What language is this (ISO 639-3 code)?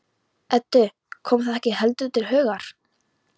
isl